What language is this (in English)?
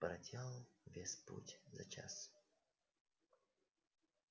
Russian